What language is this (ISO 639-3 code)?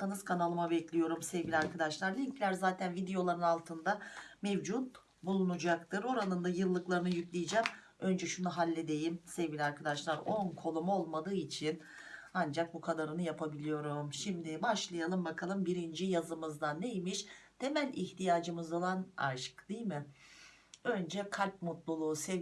tur